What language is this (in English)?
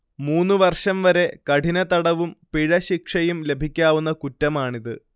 Malayalam